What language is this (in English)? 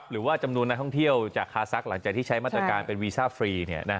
Thai